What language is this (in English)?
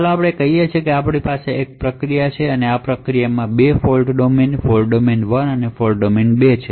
Gujarati